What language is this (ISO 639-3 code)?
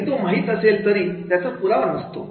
mar